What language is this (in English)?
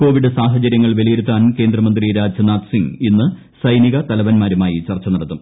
Malayalam